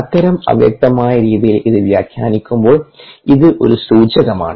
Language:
Malayalam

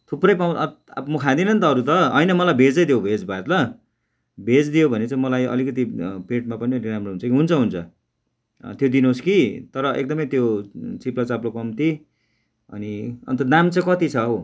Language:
Nepali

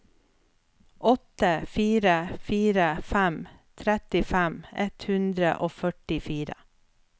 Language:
Norwegian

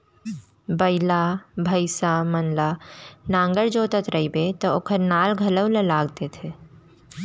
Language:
Chhattisgarhi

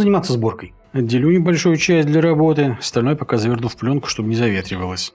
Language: Russian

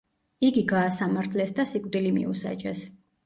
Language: Georgian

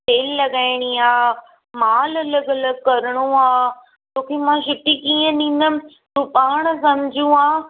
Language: Sindhi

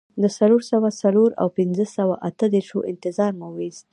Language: Pashto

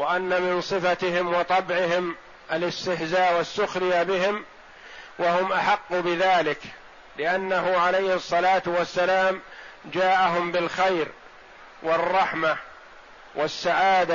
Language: Arabic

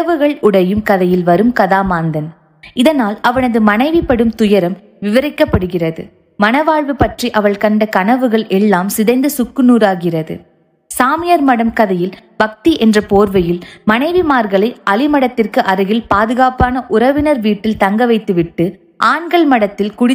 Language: Tamil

